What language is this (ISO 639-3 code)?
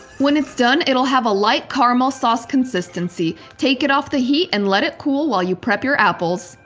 eng